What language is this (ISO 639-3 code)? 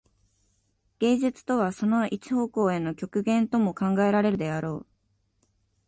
jpn